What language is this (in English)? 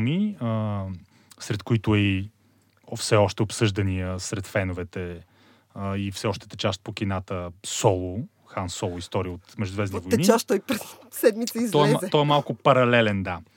Bulgarian